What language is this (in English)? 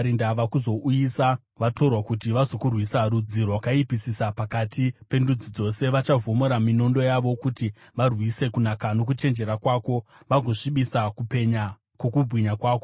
Shona